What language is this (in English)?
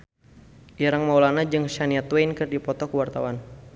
Sundanese